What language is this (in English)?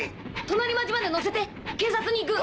Japanese